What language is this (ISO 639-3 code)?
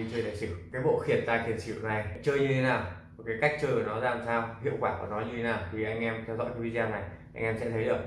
vie